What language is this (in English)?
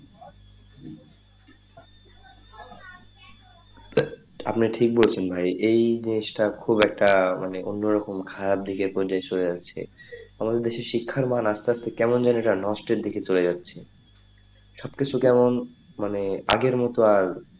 Bangla